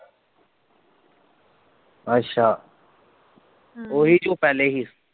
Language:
Punjabi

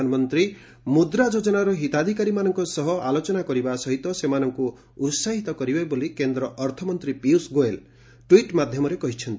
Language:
Odia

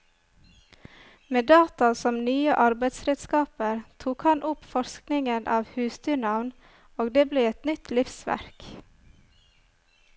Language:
Norwegian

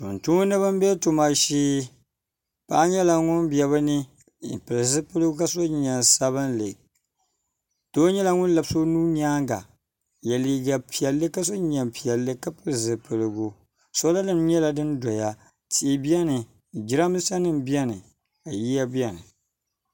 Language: Dagbani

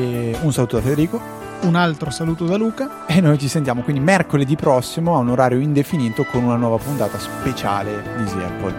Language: Italian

